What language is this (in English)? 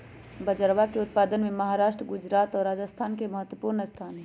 Magahi